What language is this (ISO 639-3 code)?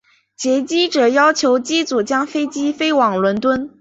zho